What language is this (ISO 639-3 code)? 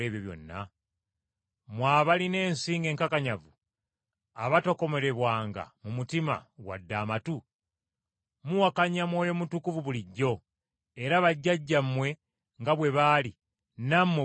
lug